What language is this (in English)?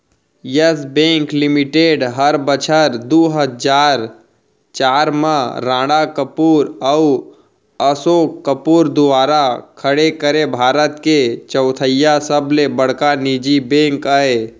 Chhattisgarhi